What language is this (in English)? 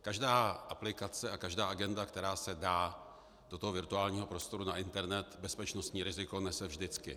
Czech